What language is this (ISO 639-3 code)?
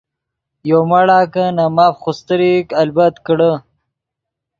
ydg